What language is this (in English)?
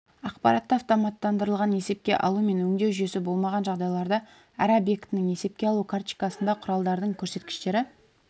Kazakh